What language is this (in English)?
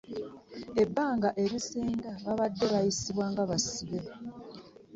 Ganda